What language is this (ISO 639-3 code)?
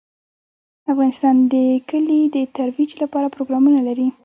pus